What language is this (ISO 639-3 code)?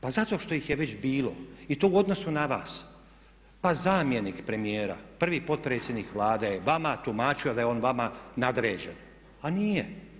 hrv